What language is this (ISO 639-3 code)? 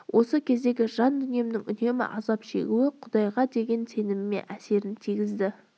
kaz